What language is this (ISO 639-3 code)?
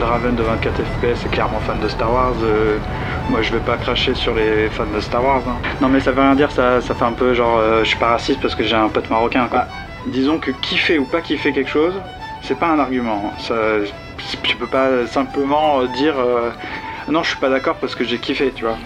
fra